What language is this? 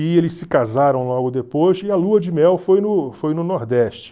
Portuguese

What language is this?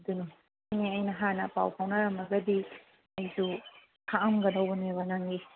Manipuri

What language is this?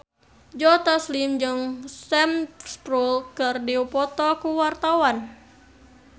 Sundanese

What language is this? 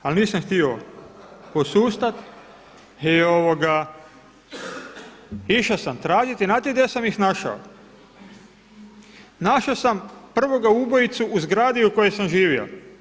Croatian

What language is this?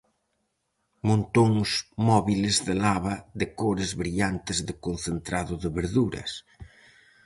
Galician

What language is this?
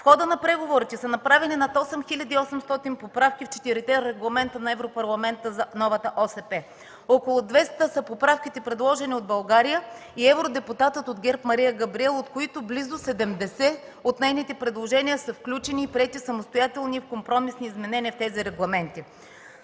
Bulgarian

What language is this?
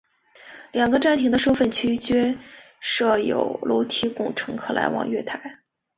Chinese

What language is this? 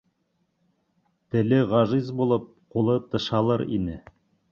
Bashkir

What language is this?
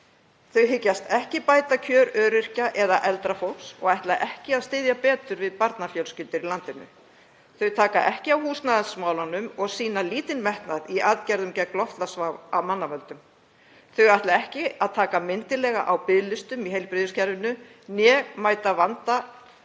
Icelandic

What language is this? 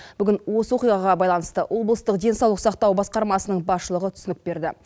Kazakh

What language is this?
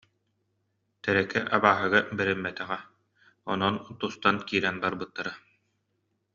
Yakut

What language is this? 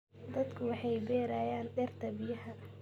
Somali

